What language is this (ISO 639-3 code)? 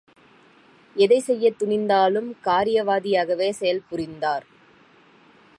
tam